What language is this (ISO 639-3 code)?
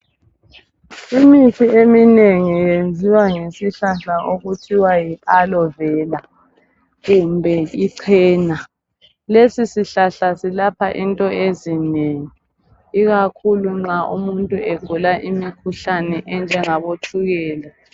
nde